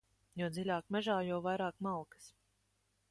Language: Latvian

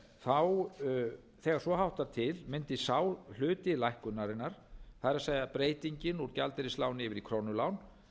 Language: Icelandic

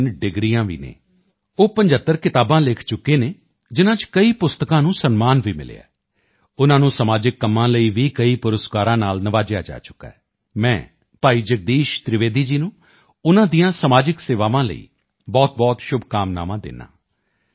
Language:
Punjabi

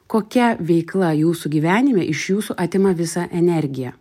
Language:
Lithuanian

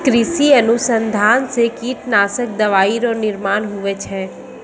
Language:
Maithili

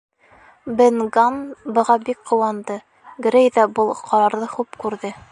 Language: Bashkir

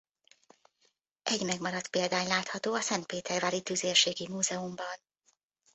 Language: Hungarian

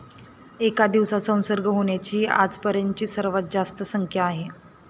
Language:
Marathi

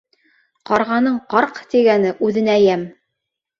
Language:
Bashkir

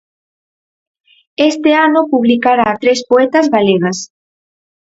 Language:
Galician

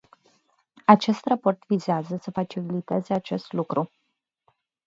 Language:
Romanian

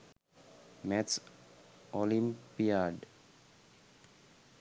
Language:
Sinhala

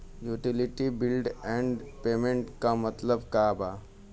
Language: Bhojpuri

